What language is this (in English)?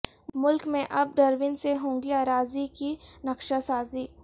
Urdu